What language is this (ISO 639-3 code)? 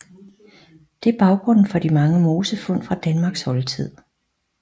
dan